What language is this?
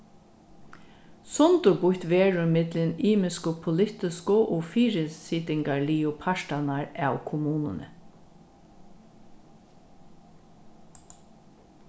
Faroese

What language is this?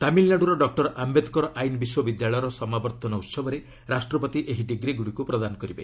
Odia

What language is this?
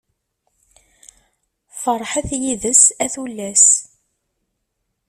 Kabyle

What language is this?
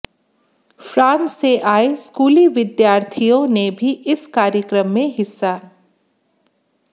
Hindi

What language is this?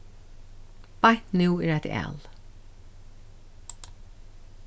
Faroese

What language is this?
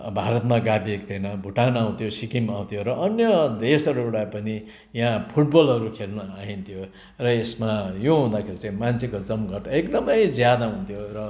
Nepali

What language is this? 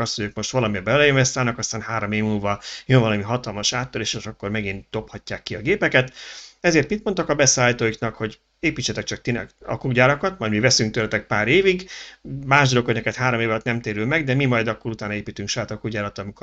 Hungarian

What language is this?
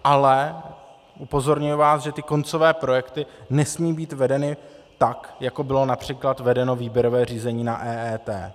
Czech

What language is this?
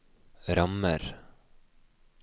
Norwegian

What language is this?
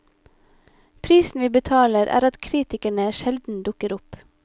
Norwegian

